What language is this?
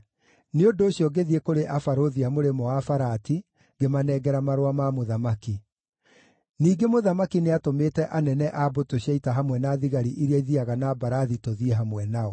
Kikuyu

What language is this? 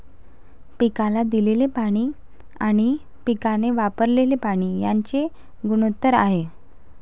Marathi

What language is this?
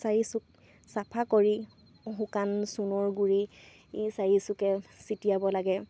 Assamese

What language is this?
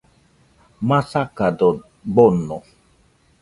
Nüpode Huitoto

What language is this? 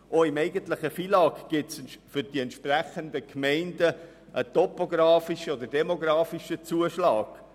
Swiss German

